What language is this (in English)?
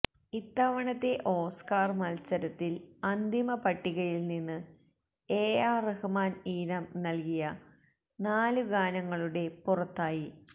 Malayalam